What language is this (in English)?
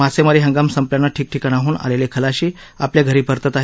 Marathi